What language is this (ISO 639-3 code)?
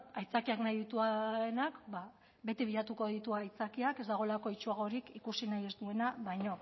eus